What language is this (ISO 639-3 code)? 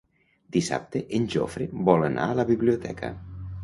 cat